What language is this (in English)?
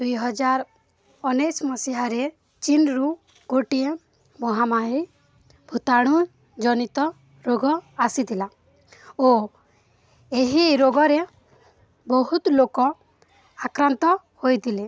Odia